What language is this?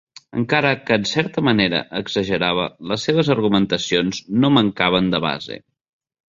Catalan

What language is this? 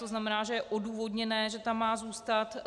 Czech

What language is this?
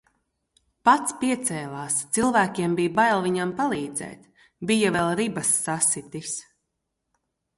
Latvian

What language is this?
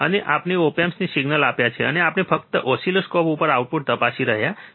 Gujarati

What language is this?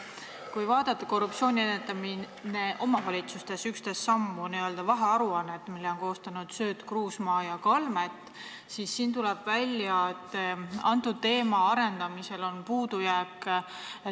Estonian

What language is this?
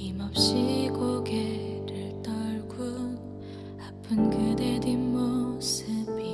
Korean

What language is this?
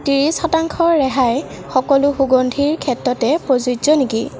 Assamese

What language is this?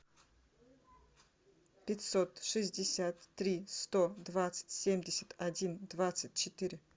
Russian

